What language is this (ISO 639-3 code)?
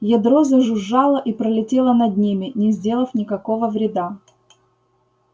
rus